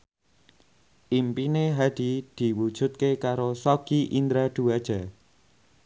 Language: Javanese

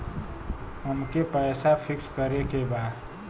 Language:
Bhojpuri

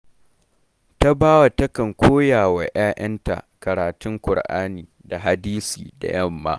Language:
Hausa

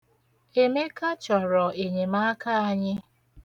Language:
Igbo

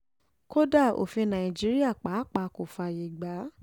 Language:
Yoruba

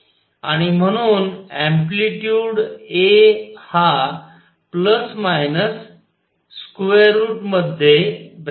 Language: Marathi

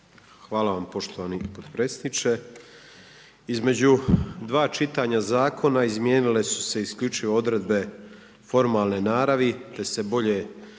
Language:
Croatian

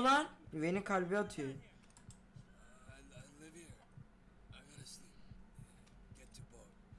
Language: Turkish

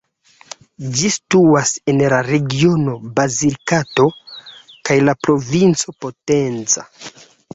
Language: Esperanto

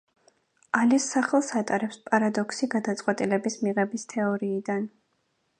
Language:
Georgian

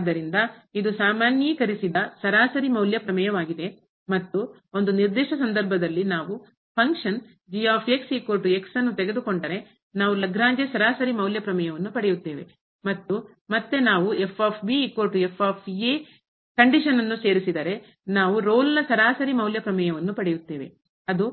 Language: Kannada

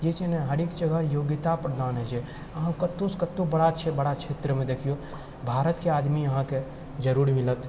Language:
Maithili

